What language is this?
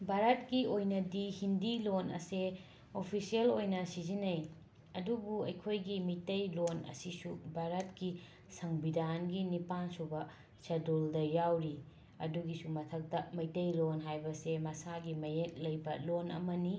Manipuri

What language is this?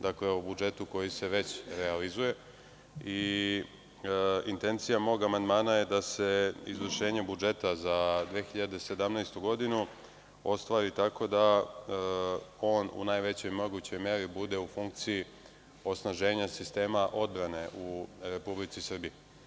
Serbian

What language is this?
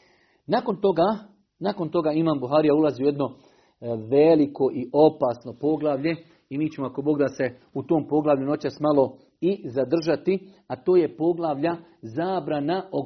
Croatian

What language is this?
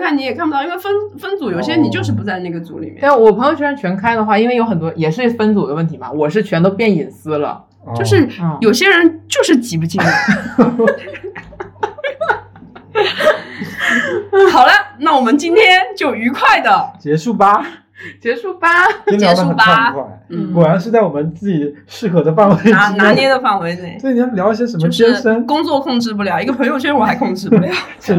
Chinese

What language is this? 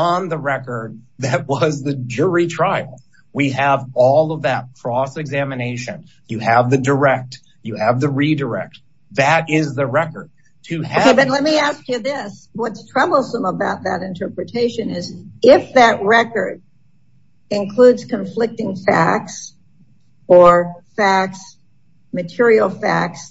English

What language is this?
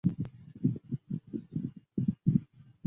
Chinese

